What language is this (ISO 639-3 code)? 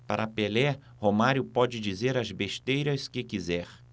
por